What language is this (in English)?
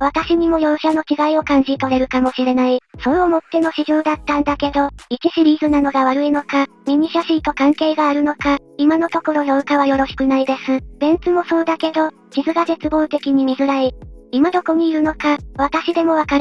Japanese